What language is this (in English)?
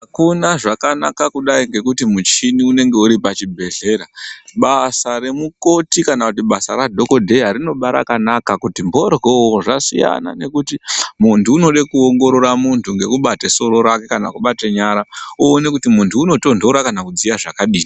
Ndau